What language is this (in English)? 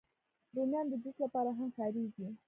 Pashto